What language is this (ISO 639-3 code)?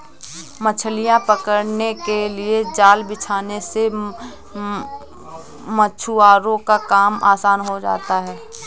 hin